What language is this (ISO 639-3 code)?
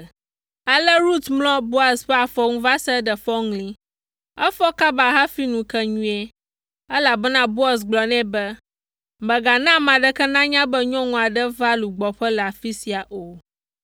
ewe